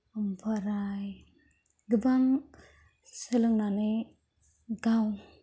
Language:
Bodo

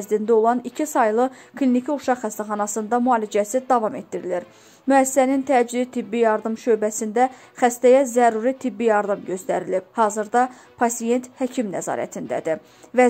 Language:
Turkish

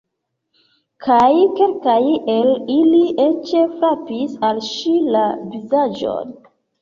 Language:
Esperanto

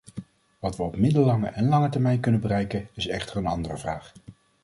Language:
Dutch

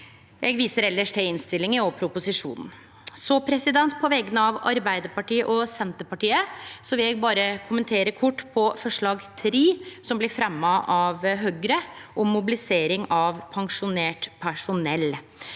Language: Norwegian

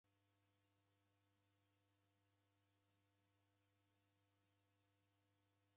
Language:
Taita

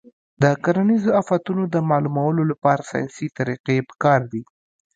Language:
Pashto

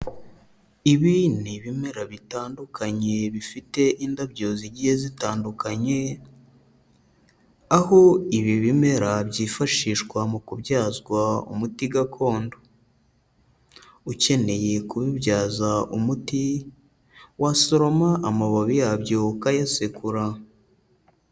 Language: Kinyarwanda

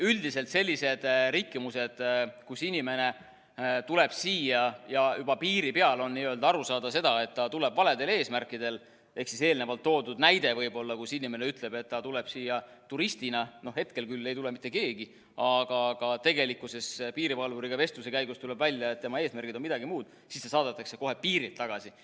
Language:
Estonian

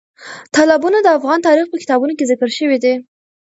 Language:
Pashto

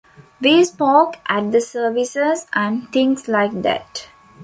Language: English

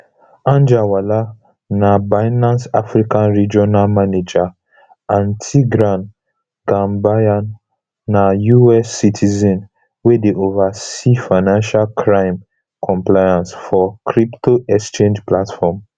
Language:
Nigerian Pidgin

